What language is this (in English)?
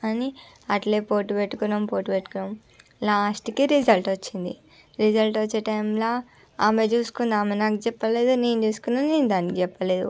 Telugu